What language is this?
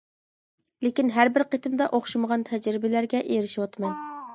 Uyghur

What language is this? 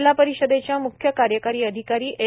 Marathi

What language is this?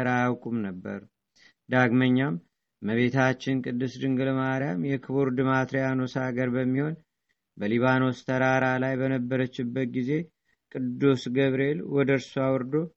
Amharic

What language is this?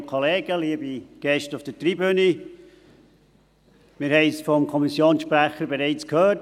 Swiss German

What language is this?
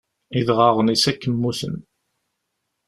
Kabyle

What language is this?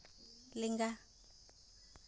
Santali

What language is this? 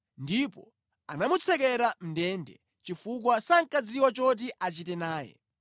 Nyanja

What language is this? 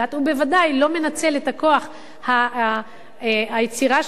Hebrew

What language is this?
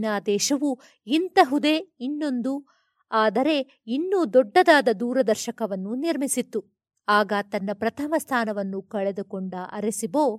Kannada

